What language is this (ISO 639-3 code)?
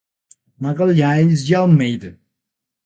por